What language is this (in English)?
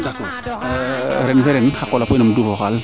Serer